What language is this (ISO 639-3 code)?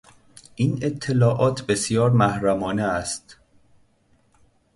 fas